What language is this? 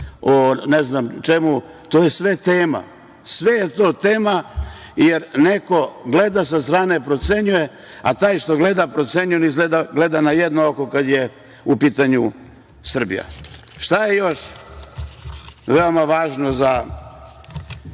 Serbian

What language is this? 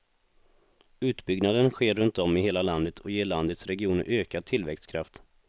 Swedish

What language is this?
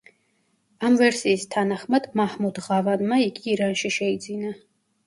Georgian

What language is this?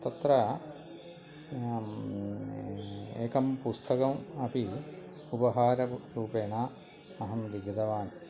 Sanskrit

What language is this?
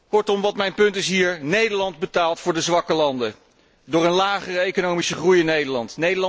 Dutch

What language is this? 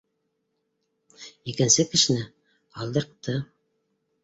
Bashkir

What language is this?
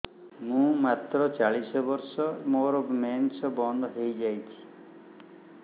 Odia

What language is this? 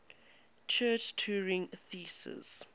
English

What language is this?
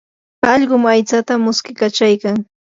Yanahuanca Pasco Quechua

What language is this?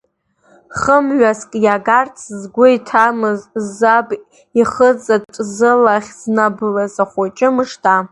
Abkhazian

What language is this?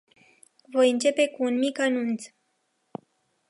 Romanian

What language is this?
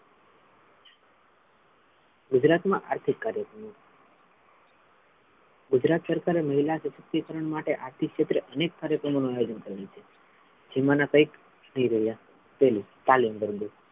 Gujarati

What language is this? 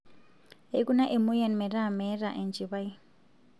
Masai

